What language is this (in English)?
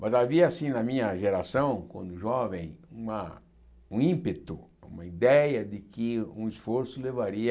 Portuguese